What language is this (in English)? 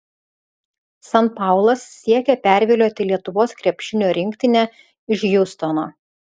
Lithuanian